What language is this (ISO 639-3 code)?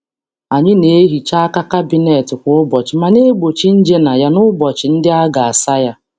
ibo